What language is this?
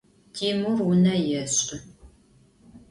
Adyghe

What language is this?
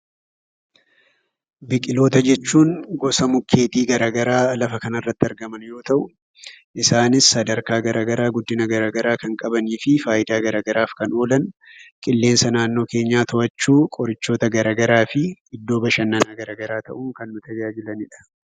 Oromo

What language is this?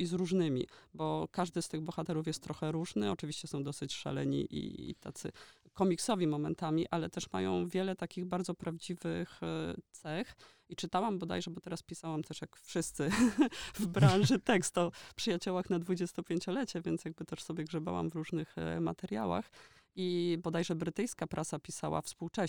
Polish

